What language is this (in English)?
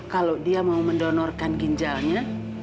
Indonesian